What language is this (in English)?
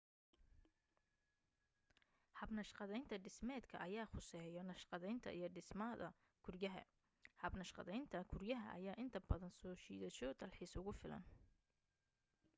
Somali